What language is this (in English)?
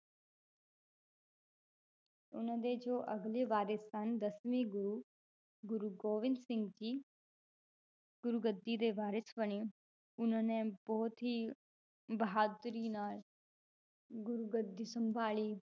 Punjabi